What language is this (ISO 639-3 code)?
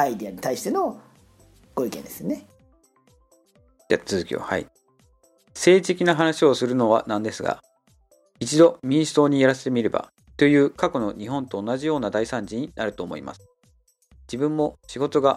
jpn